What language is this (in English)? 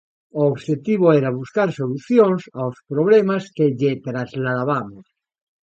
Galician